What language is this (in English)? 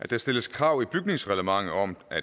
Danish